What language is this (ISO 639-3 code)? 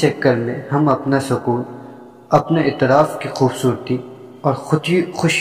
urd